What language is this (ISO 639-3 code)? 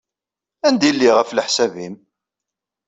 kab